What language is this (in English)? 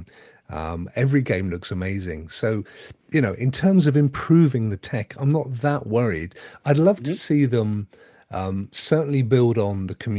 English